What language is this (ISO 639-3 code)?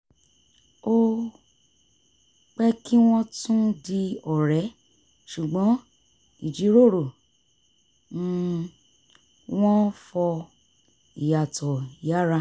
yor